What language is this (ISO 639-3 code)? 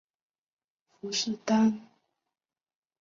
zho